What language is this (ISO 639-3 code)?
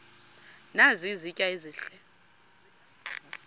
xho